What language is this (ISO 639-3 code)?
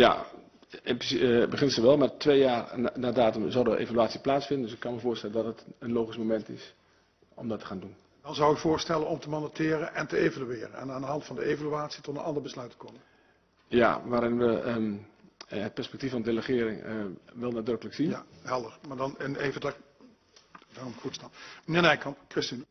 nld